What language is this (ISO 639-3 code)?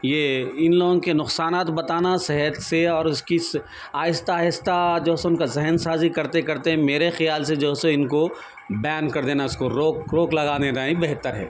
urd